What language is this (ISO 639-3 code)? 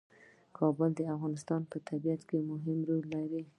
pus